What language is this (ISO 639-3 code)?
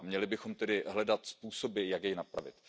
ces